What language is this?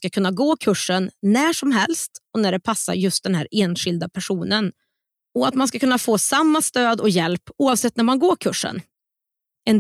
Swedish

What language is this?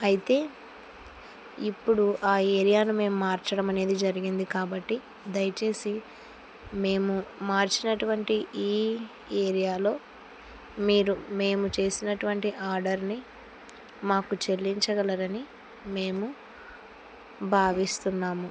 Telugu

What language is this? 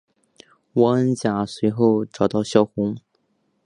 Chinese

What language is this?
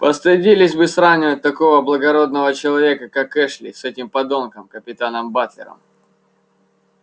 Russian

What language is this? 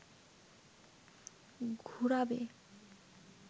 Bangla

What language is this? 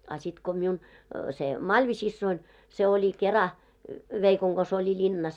Finnish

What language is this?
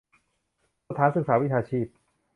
Thai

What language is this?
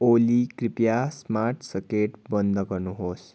Nepali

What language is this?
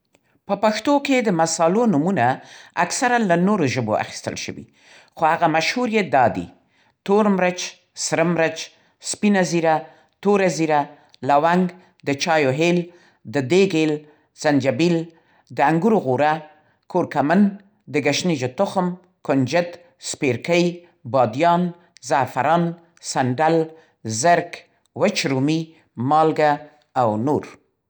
Central Pashto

